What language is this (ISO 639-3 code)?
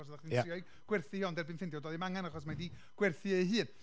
cym